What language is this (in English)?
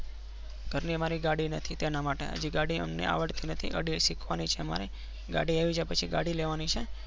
Gujarati